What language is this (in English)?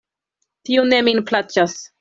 Esperanto